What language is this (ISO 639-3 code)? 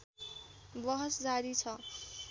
nep